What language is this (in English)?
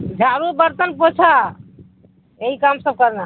Urdu